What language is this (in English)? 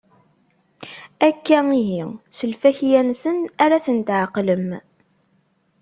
Kabyle